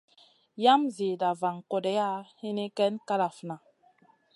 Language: Masana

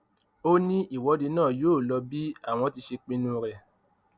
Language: Yoruba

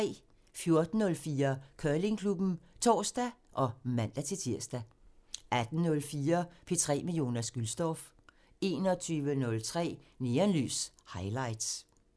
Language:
Danish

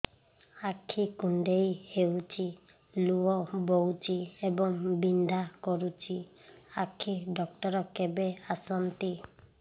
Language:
Odia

